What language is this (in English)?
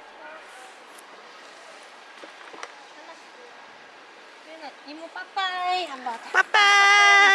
Korean